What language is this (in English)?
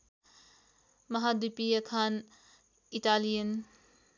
Nepali